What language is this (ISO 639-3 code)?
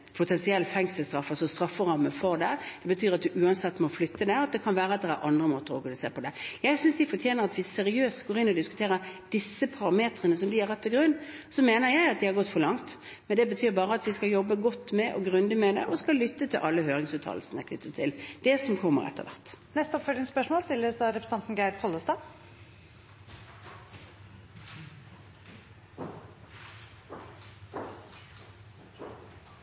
nor